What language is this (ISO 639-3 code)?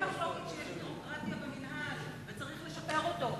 heb